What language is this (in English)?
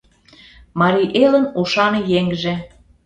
Mari